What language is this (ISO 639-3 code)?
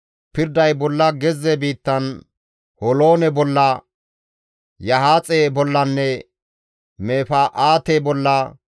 gmv